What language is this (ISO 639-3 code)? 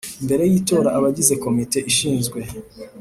kin